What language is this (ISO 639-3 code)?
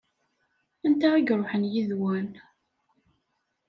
kab